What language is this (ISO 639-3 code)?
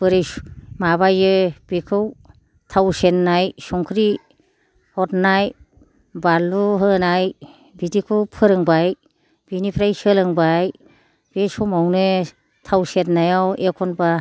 brx